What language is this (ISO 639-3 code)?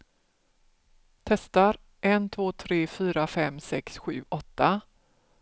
swe